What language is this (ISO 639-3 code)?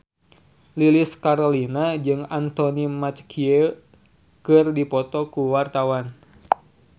sun